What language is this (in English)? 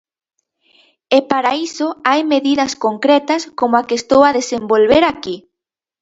Galician